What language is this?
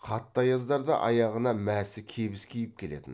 Kazakh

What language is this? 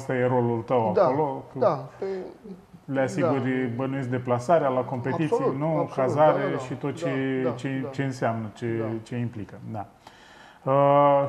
Romanian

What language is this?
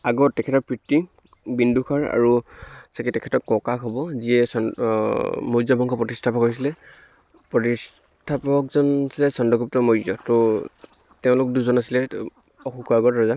Assamese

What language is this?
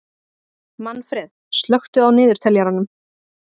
Icelandic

